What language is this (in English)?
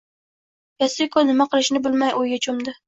Uzbek